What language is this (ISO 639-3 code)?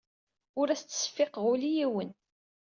kab